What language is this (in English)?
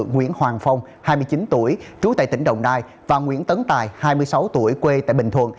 Vietnamese